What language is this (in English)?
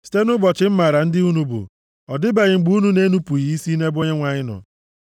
Igbo